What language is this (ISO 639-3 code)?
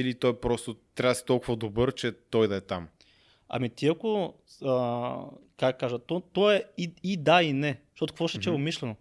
bul